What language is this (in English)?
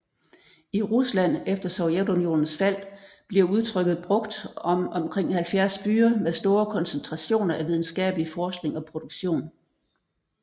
Danish